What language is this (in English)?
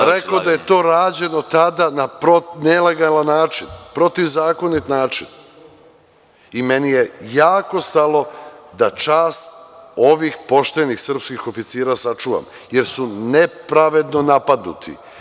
Serbian